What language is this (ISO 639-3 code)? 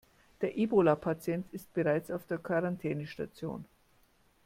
deu